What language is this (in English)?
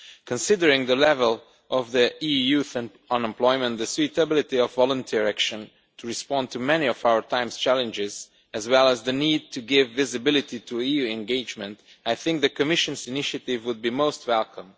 English